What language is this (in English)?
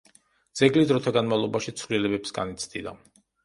Georgian